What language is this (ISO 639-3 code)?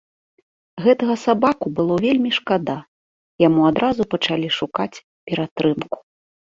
bel